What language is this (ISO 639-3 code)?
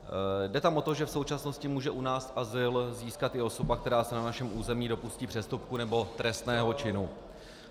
ces